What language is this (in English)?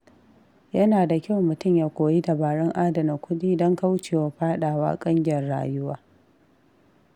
Hausa